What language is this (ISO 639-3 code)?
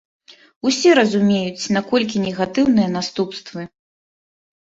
bel